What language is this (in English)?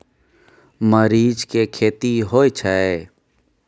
Maithili